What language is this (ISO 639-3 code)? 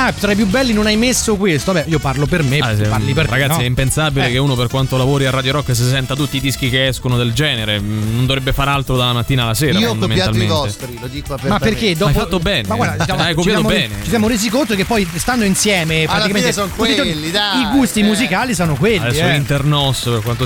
ita